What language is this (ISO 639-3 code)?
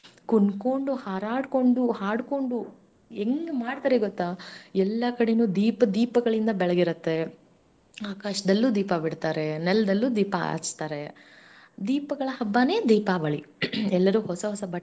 kan